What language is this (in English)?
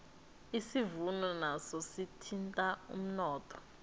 South Ndebele